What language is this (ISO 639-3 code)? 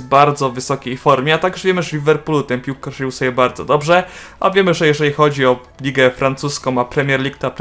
pol